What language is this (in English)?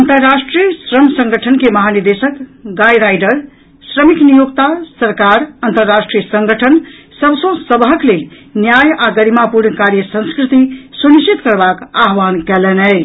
Maithili